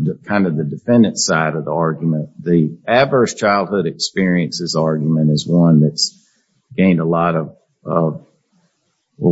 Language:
English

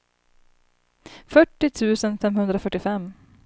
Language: Swedish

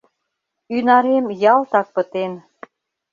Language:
Mari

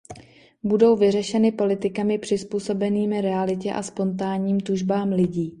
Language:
Czech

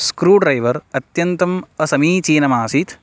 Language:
Sanskrit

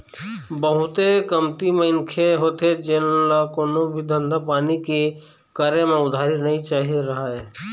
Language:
Chhattisgarhi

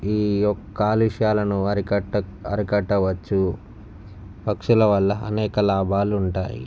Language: Telugu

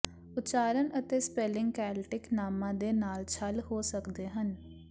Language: Punjabi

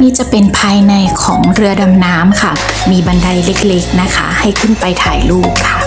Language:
Thai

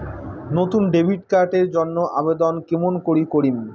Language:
Bangla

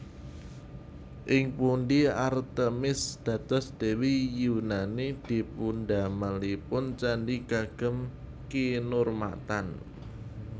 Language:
Javanese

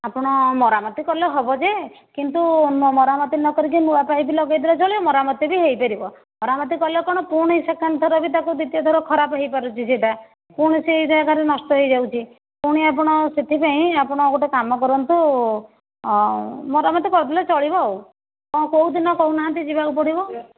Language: Odia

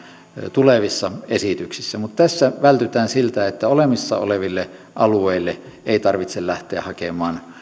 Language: Finnish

